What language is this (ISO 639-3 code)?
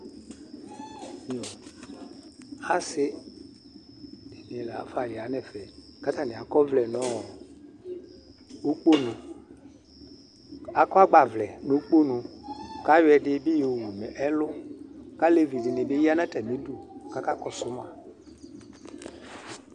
kpo